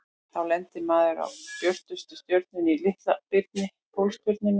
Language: Icelandic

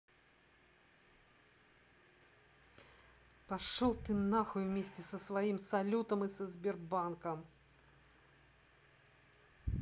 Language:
Russian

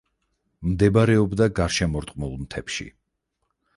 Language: Georgian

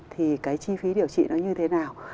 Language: Vietnamese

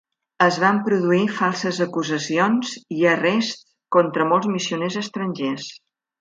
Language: Catalan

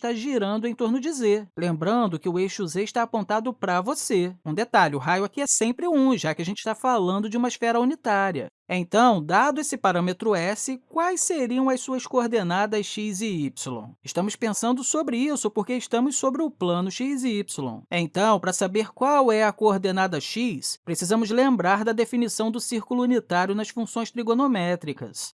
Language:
Portuguese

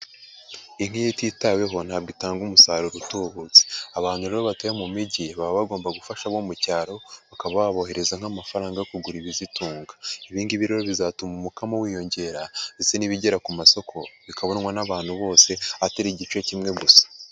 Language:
Kinyarwanda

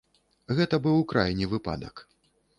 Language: Belarusian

